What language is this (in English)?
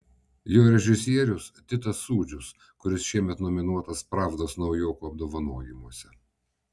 Lithuanian